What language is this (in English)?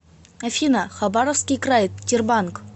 Russian